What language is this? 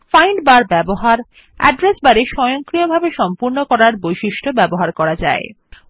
Bangla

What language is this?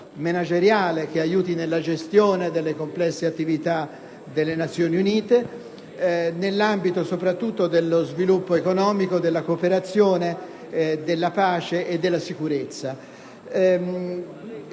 Italian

